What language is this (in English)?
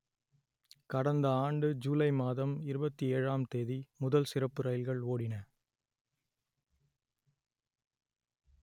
Tamil